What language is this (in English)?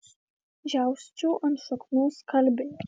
Lithuanian